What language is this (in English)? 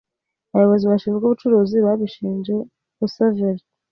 Kinyarwanda